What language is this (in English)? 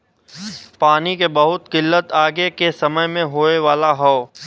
Bhojpuri